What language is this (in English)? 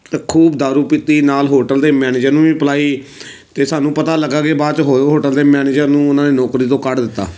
Punjabi